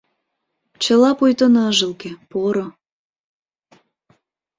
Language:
Mari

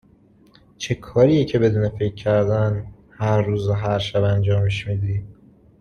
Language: Persian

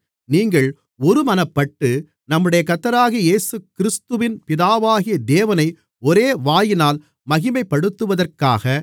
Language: Tamil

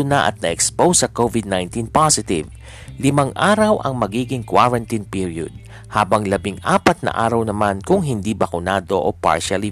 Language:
Filipino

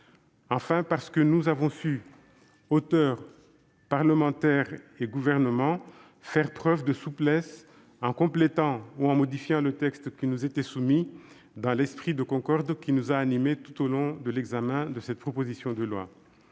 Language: French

